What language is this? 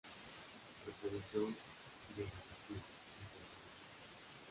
Spanish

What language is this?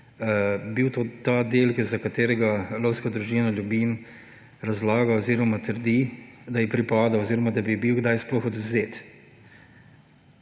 Slovenian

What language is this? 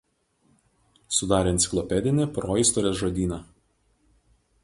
Lithuanian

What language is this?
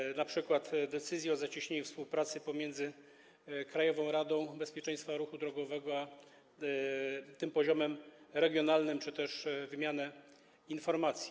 Polish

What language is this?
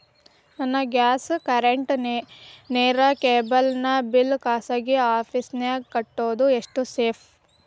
Kannada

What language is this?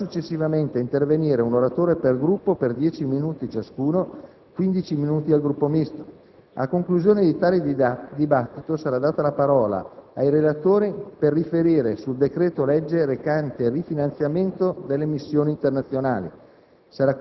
Italian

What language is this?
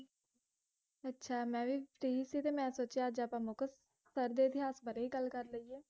Punjabi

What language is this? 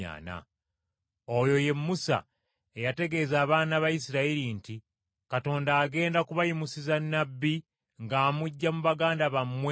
Ganda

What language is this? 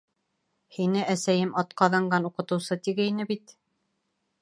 Bashkir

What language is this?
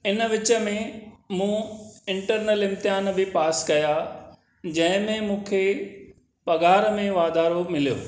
Sindhi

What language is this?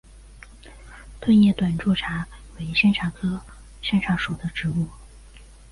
Chinese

